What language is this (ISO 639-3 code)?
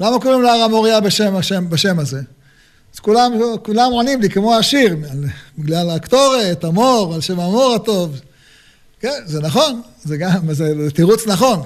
heb